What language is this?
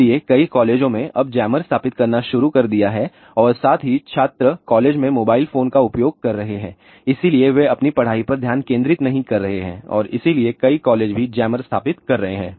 Hindi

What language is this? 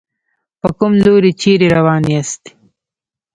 Pashto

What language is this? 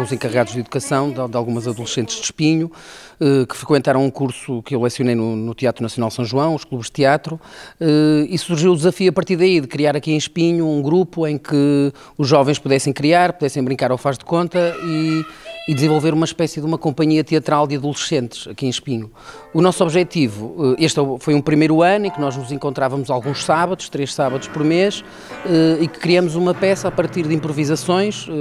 Portuguese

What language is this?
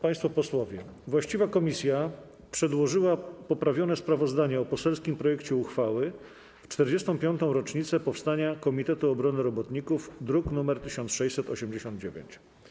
Polish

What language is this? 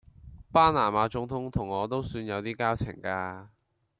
Cantonese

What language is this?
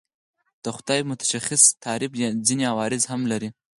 Pashto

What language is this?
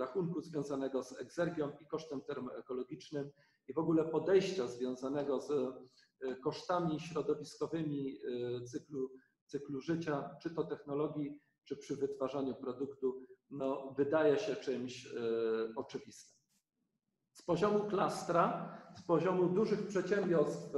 Polish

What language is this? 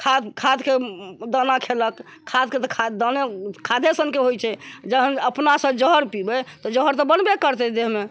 Maithili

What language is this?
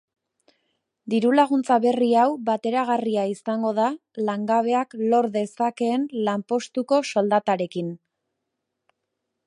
Basque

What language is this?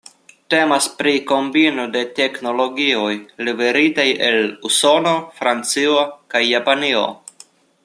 Esperanto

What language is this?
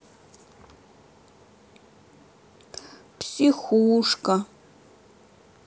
Russian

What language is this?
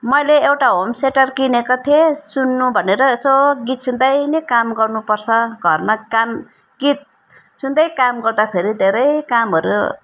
Nepali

